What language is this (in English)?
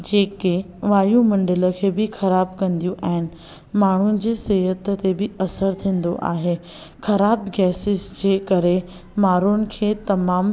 Sindhi